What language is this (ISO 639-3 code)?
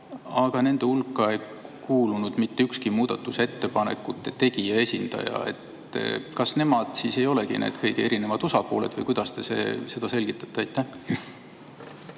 est